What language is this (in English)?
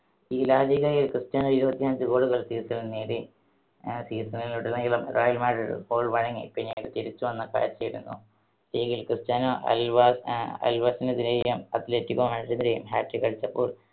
Malayalam